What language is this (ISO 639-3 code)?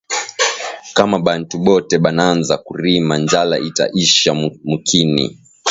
swa